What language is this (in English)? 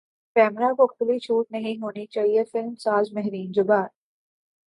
Urdu